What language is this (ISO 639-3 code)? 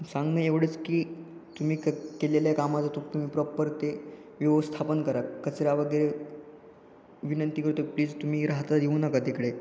mar